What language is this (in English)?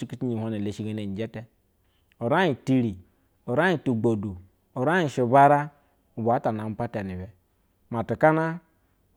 Basa (Nigeria)